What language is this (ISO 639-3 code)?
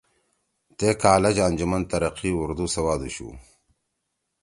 trw